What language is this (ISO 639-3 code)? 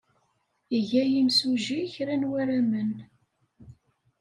kab